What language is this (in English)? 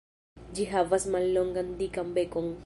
Esperanto